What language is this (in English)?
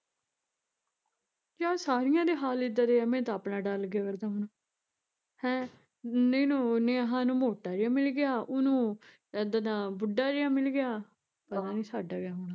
Punjabi